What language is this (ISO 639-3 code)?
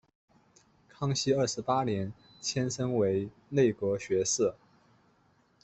zho